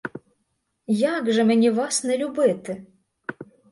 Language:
Ukrainian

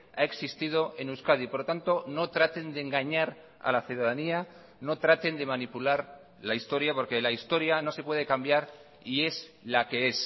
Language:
Spanish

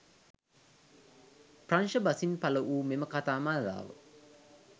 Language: Sinhala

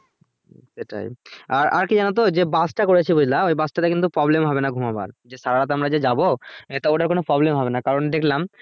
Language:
Bangla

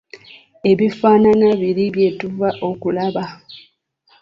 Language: Ganda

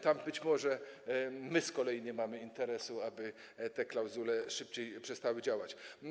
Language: Polish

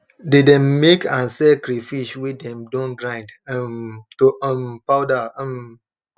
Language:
Nigerian Pidgin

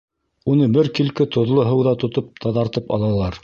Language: Bashkir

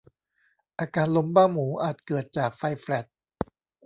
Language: Thai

